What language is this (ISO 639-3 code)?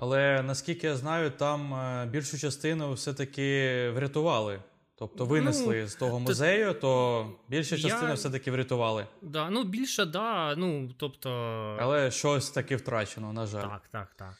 ukr